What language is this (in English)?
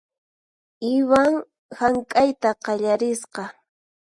Puno Quechua